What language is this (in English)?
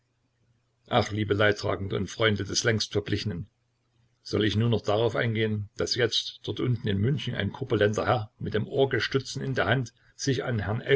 German